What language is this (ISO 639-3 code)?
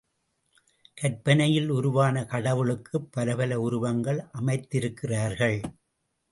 tam